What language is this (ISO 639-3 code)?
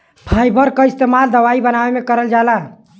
bho